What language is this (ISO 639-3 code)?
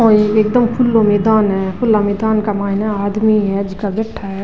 raj